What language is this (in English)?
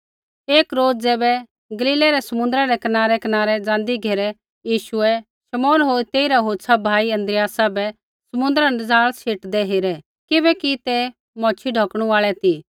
Kullu Pahari